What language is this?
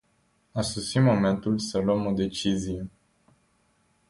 Romanian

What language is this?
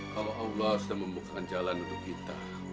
Indonesian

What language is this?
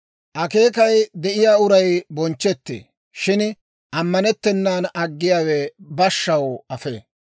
Dawro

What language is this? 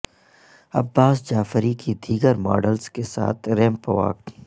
Urdu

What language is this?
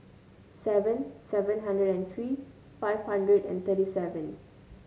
English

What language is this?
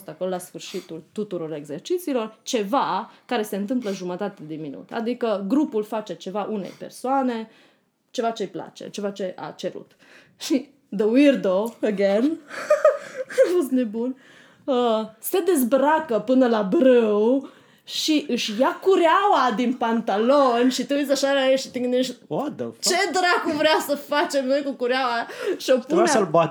Romanian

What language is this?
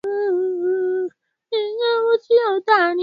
Swahili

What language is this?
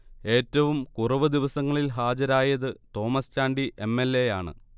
Malayalam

